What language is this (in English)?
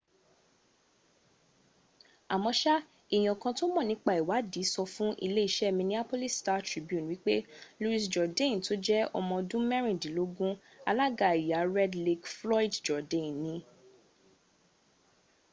Yoruba